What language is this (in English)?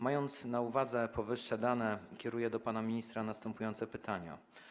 Polish